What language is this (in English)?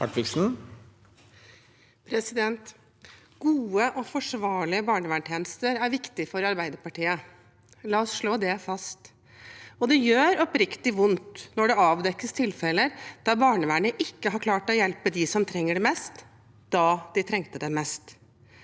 Norwegian